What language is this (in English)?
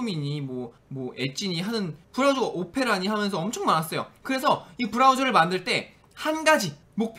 Korean